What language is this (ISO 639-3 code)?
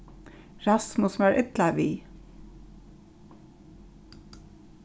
fao